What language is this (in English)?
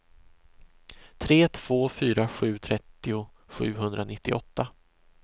Swedish